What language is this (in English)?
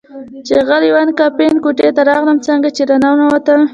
Pashto